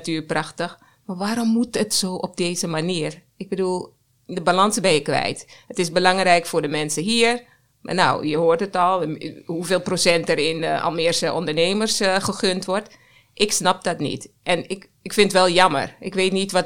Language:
Dutch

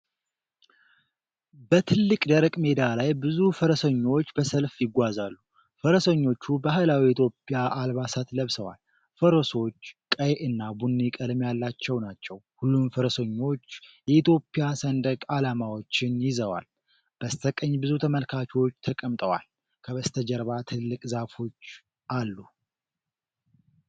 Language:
Amharic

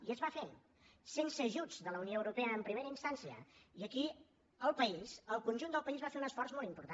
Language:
Catalan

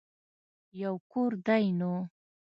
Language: Pashto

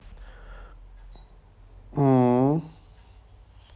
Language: Russian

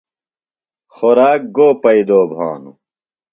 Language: Phalura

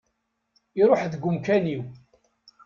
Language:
Kabyle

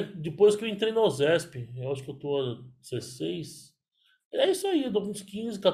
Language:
Portuguese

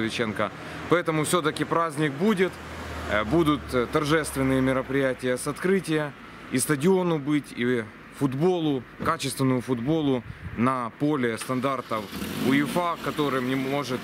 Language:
Russian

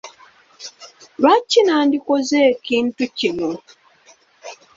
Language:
Ganda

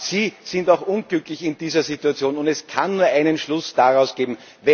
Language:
German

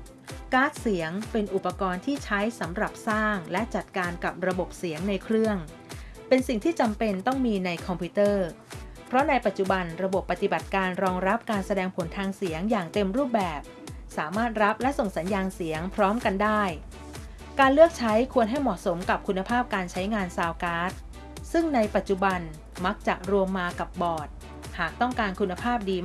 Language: Thai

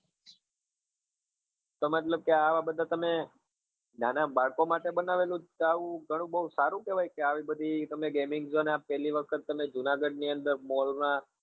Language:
Gujarati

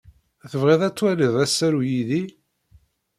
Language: Kabyle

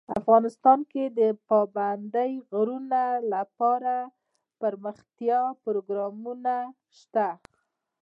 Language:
Pashto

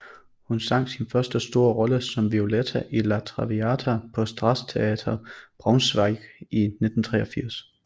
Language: Danish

